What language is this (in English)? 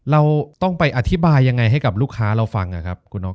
Thai